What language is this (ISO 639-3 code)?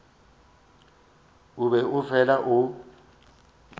nso